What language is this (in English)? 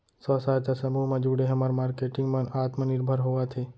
Chhattisgarhi